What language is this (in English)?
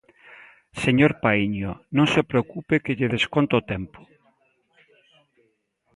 Galician